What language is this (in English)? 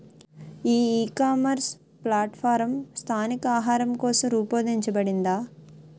Telugu